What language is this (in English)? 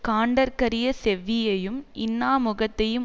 Tamil